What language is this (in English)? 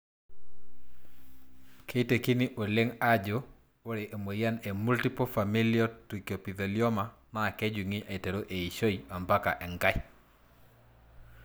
Masai